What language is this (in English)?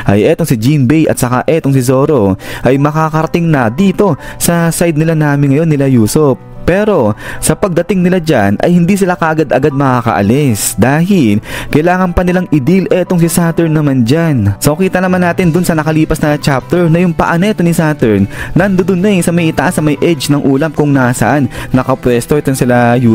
Filipino